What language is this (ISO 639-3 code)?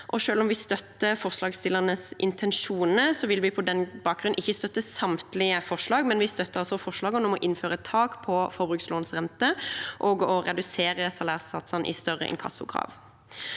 nor